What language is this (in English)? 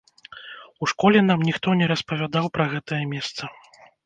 Belarusian